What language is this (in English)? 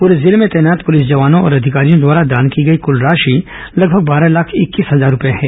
Hindi